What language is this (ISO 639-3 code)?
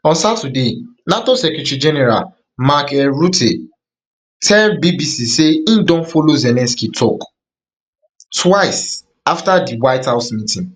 pcm